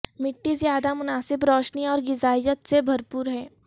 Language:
Urdu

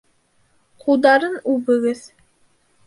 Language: Bashkir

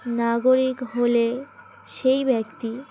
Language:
Bangla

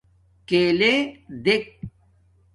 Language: Domaaki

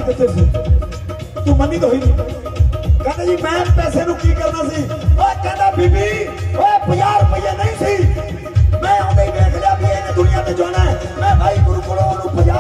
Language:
Punjabi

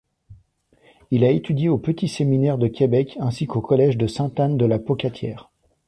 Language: French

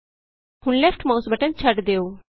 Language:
Punjabi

